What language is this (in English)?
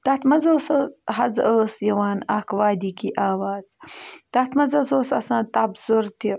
Kashmiri